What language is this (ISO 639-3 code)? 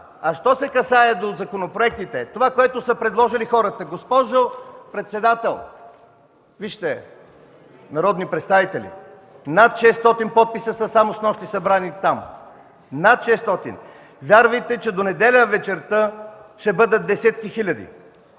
bul